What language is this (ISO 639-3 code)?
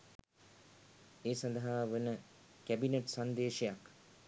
sin